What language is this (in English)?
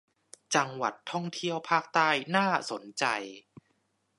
Thai